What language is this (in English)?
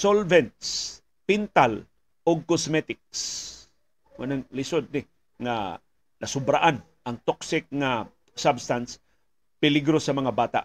Filipino